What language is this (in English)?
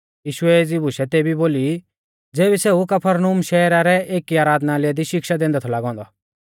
Mahasu Pahari